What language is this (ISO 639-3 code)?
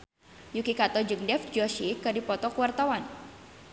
sun